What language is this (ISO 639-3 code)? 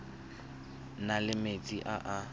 tsn